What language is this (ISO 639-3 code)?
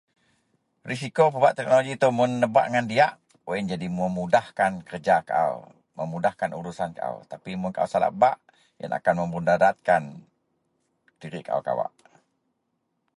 mel